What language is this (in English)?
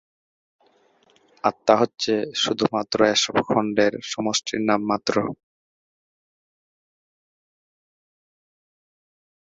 Bangla